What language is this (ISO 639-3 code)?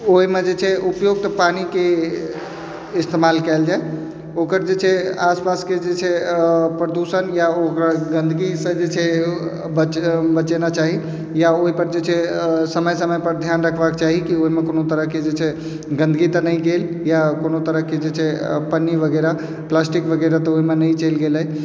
mai